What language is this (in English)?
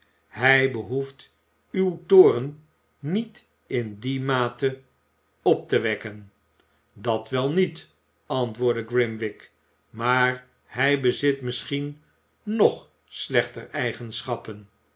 Dutch